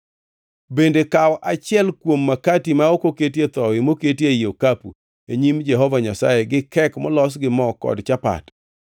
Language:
Luo (Kenya and Tanzania)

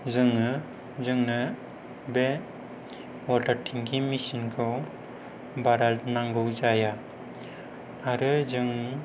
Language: Bodo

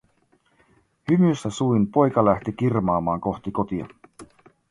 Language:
Finnish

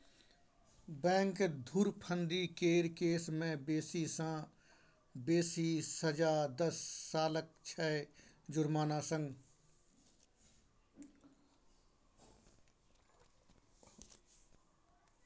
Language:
Maithili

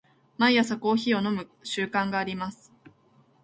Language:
Japanese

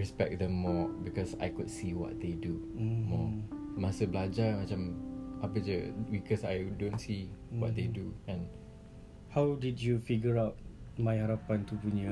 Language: Malay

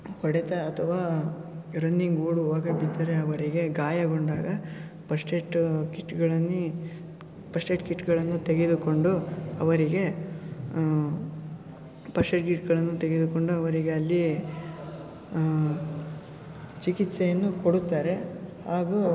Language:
Kannada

